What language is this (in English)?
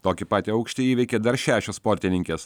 Lithuanian